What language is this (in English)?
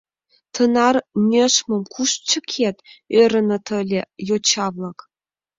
Mari